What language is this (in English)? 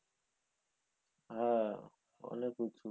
Bangla